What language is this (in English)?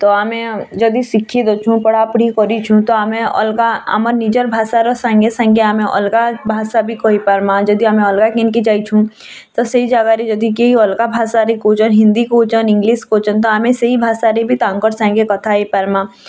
Odia